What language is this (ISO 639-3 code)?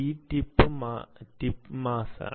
mal